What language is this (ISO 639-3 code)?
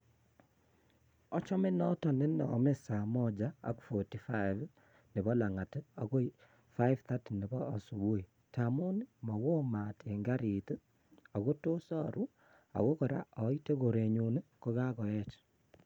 kln